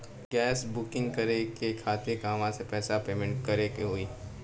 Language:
Bhojpuri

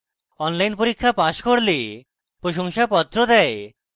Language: Bangla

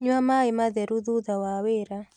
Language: Kikuyu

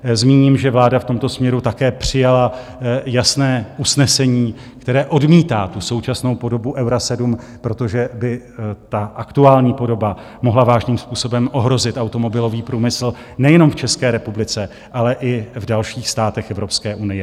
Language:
Czech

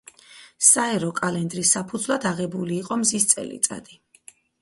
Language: Georgian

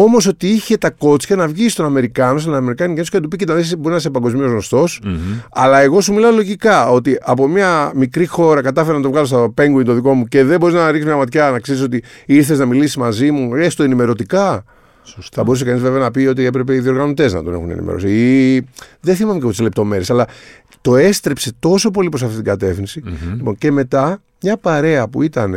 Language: Greek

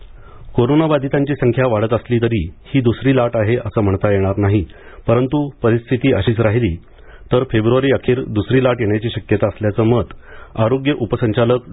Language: Marathi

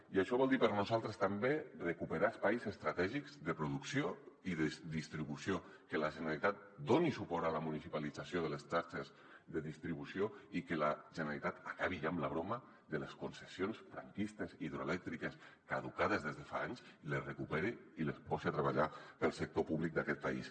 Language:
Catalan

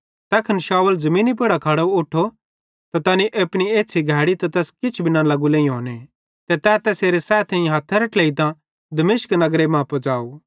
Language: Bhadrawahi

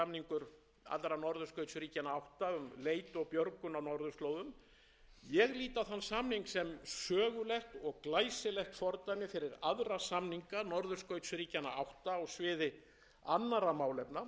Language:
Icelandic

